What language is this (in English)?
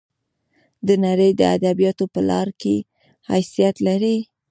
Pashto